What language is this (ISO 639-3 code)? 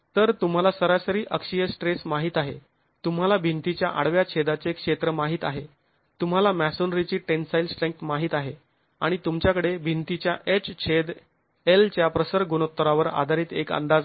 mar